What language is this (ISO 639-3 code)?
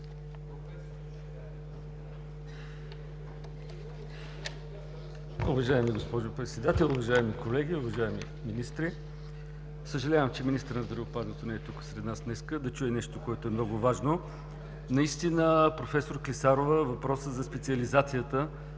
bul